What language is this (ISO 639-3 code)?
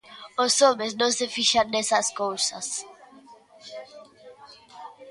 glg